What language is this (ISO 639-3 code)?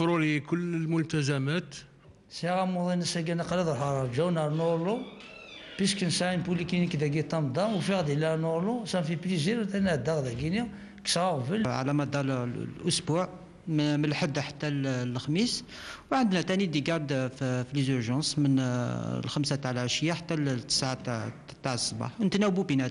ara